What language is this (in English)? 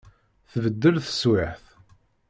Kabyle